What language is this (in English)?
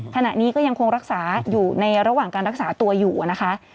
Thai